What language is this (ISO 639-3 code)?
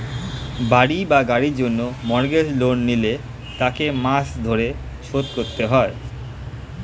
ben